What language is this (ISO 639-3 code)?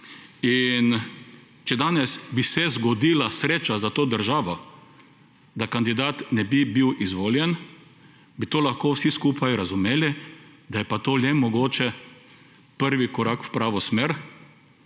slv